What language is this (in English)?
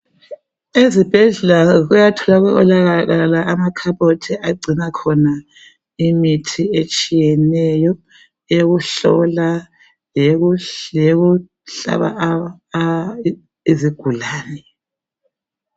North Ndebele